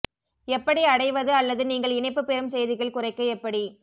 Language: Tamil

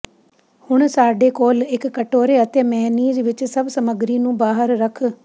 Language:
Punjabi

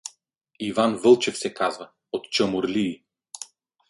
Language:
Bulgarian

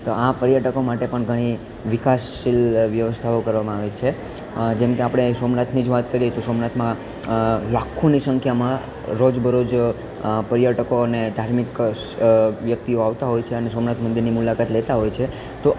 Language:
Gujarati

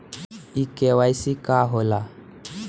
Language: Bhojpuri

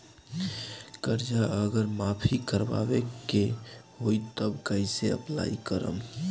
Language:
Bhojpuri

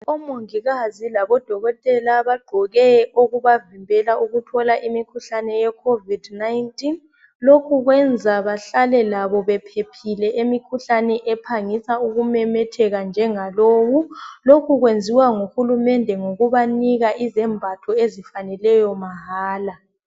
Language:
North Ndebele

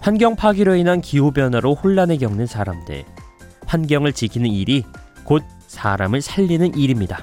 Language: Korean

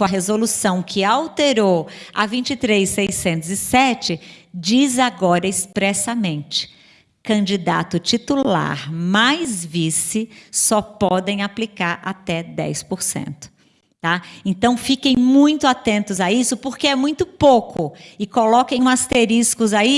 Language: Portuguese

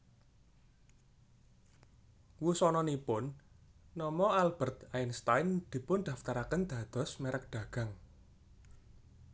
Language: Javanese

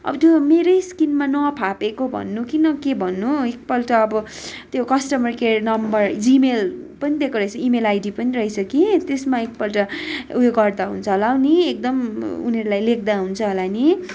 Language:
Nepali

